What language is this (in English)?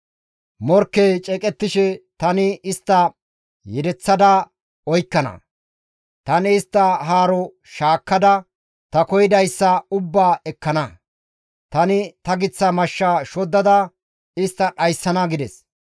Gamo